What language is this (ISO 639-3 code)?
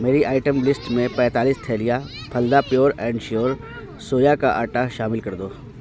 urd